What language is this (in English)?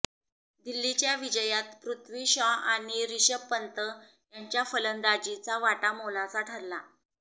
Marathi